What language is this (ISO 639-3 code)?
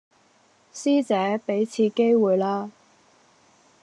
yue